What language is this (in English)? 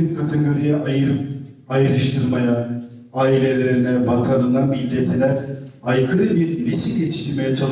Turkish